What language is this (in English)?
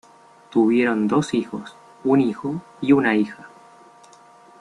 Spanish